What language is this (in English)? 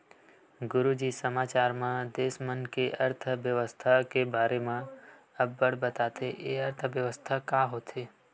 Chhattisgarhi